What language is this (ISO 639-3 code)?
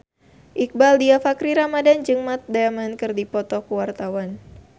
sun